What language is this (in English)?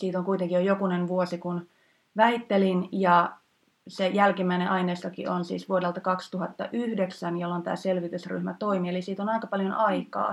Finnish